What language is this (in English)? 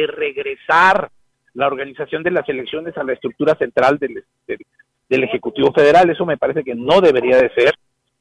Spanish